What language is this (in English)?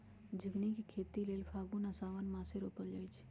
Magahi